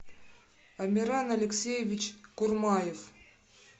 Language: Russian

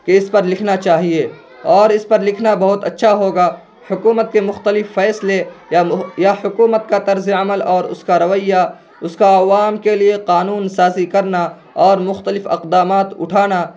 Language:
Urdu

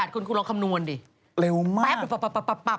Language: Thai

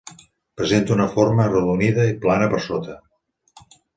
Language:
Catalan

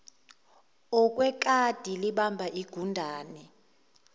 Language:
Zulu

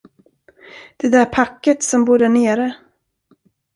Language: Swedish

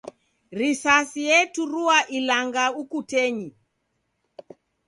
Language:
Taita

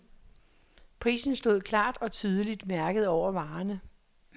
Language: Danish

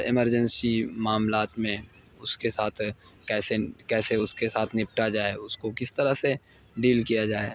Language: Urdu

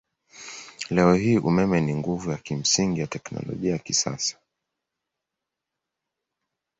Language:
Swahili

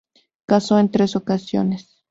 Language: Spanish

